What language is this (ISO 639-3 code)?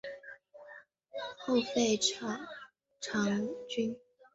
zho